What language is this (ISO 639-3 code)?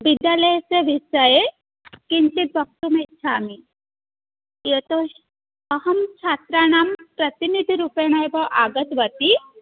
san